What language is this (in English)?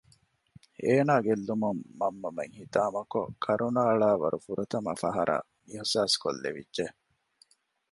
Divehi